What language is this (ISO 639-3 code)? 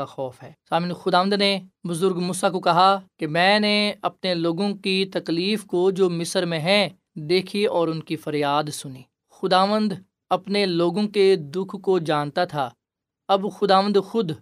urd